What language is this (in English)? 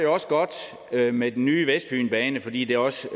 Danish